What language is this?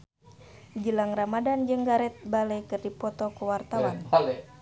Sundanese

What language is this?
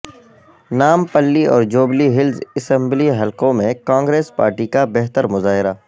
Urdu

